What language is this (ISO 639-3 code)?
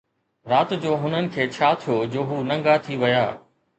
snd